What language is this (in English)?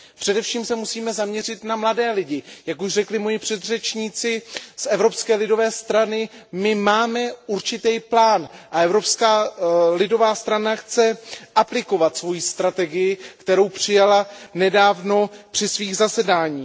Czech